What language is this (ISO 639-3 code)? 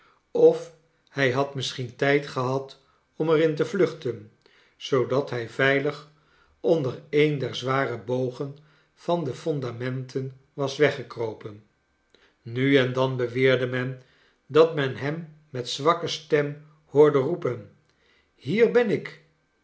nld